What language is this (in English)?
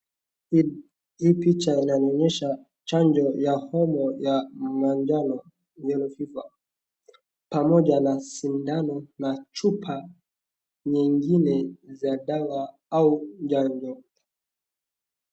Swahili